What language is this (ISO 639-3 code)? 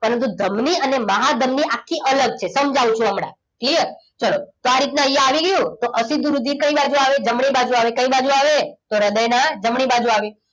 guj